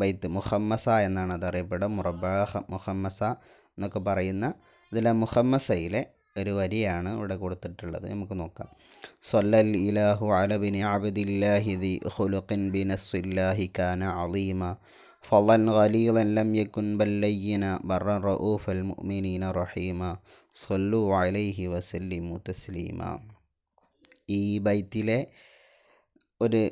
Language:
Indonesian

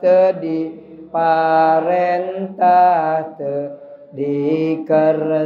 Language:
Indonesian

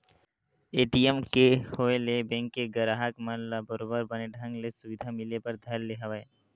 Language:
Chhattisgarhi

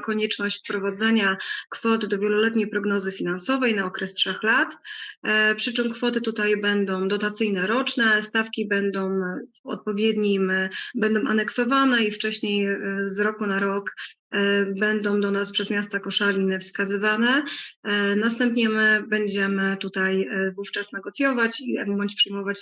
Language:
Polish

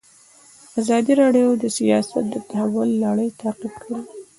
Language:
Pashto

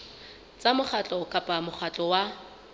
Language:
Southern Sotho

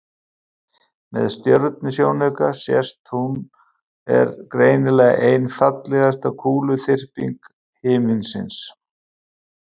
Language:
Icelandic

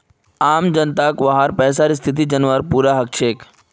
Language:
Magahi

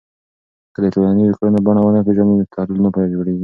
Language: Pashto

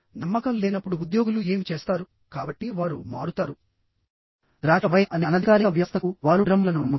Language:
Telugu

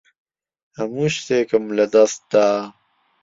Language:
Central Kurdish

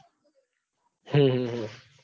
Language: Gujarati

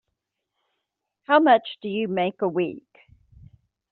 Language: English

